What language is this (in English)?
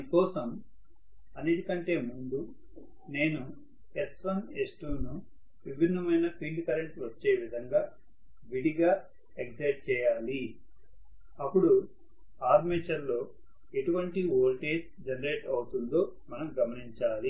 Telugu